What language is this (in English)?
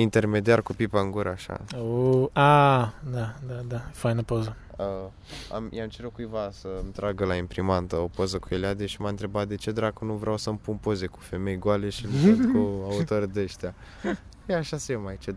Romanian